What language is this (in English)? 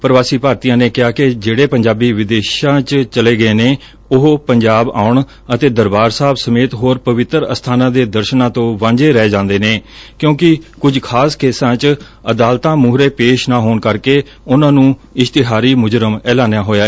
Punjabi